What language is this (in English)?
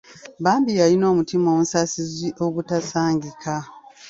Ganda